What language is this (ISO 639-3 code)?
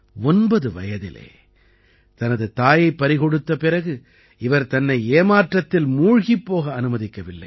tam